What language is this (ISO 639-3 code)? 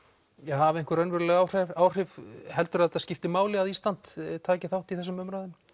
isl